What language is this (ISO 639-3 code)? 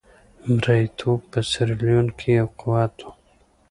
pus